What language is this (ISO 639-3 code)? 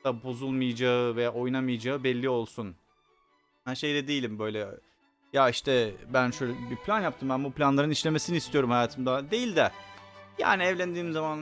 tur